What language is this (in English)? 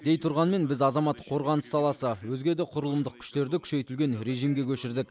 Kazakh